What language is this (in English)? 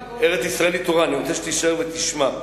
Hebrew